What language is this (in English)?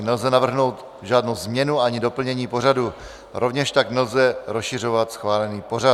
Czech